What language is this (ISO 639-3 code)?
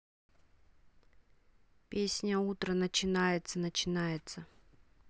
rus